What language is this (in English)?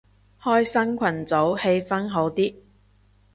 Cantonese